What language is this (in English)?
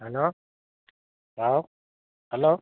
Manipuri